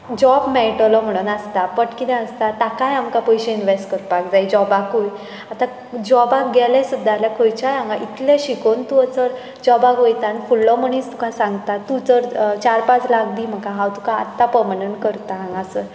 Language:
Konkani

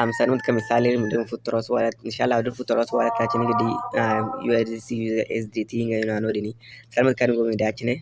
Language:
Hausa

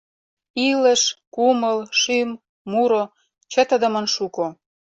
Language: Mari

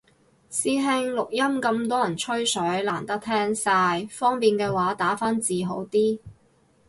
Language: Cantonese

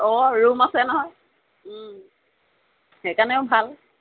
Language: Assamese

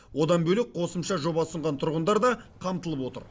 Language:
Kazakh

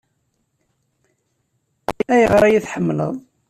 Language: Kabyle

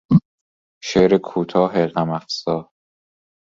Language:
Persian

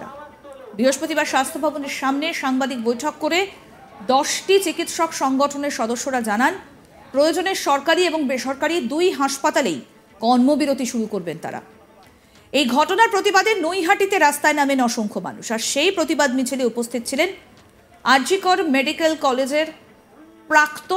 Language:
Bangla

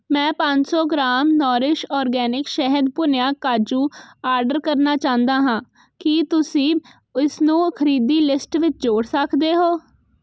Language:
Punjabi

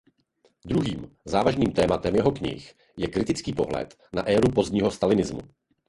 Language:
Czech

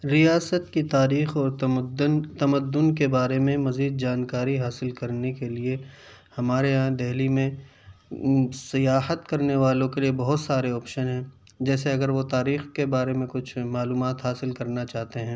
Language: Urdu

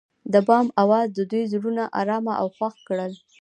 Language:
Pashto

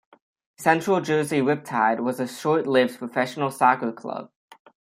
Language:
English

